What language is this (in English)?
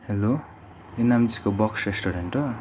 Nepali